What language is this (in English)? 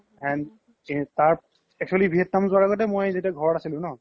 Assamese